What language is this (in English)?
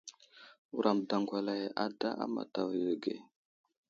Wuzlam